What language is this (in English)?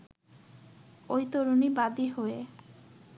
Bangla